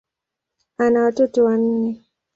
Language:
Swahili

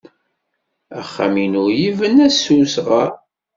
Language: Kabyle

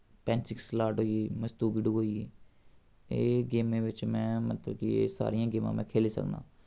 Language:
Dogri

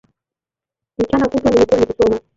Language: Swahili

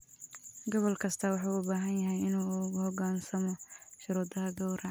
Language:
Somali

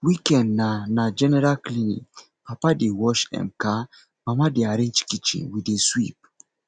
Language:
Nigerian Pidgin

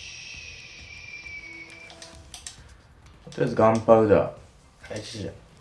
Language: Japanese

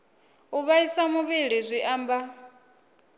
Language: Venda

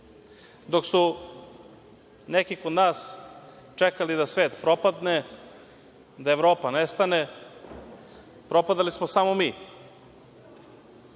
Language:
Serbian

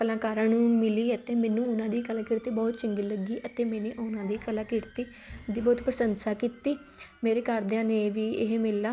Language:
Punjabi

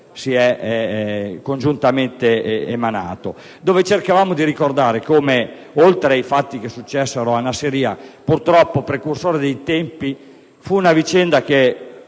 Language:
Italian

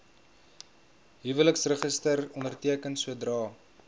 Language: Afrikaans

